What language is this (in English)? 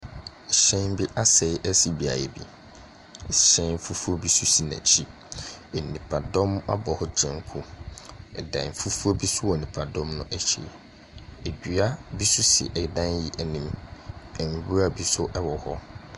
Akan